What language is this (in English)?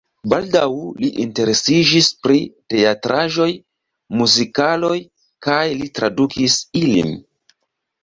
Esperanto